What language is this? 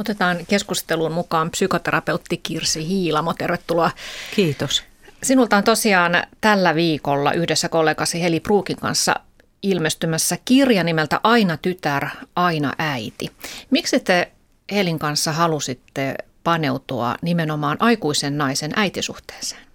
Finnish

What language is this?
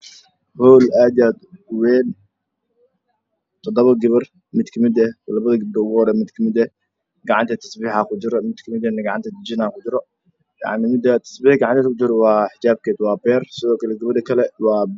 Somali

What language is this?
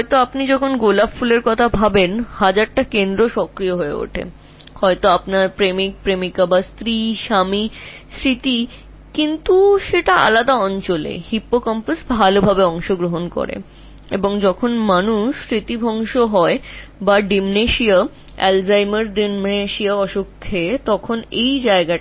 Bangla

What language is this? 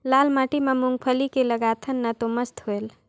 Chhattisgarhi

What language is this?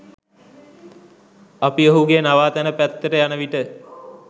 Sinhala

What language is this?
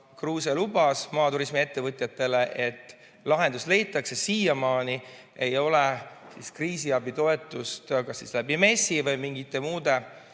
Estonian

